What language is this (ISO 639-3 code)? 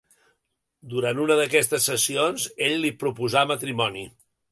cat